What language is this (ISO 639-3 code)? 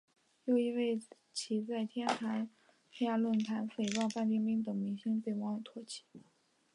zho